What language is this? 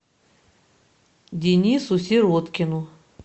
Russian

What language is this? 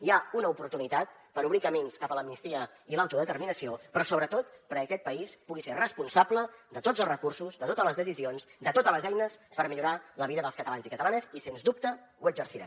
Catalan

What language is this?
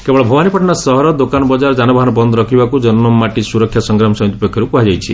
Odia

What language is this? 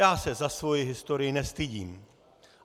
Czech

